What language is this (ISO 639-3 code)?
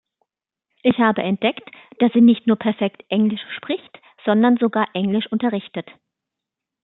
deu